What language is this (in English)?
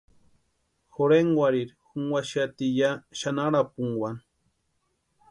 Western Highland Purepecha